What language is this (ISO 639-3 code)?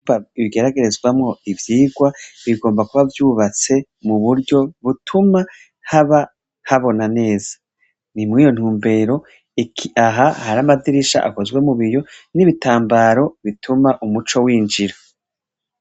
run